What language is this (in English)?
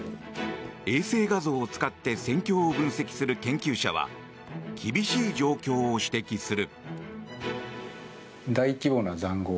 Japanese